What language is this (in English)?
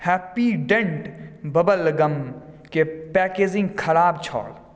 Maithili